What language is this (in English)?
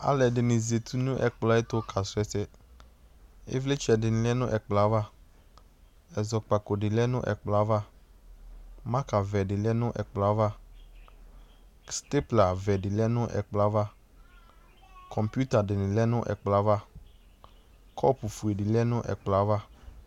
Ikposo